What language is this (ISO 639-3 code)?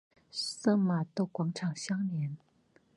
zho